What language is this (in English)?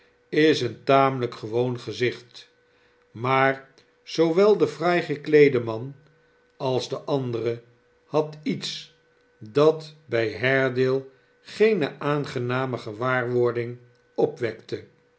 Dutch